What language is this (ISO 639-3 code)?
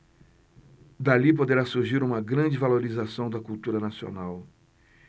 por